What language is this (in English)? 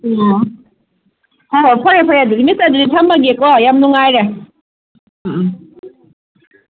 Manipuri